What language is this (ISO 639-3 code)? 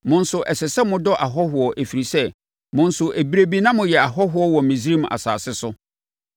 aka